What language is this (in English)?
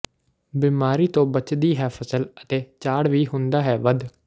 Punjabi